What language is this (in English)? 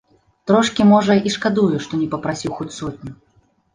Belarusian